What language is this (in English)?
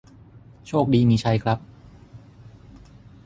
Thai